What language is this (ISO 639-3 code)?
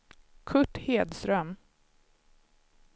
swe